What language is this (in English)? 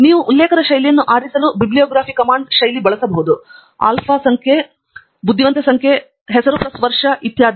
Kannada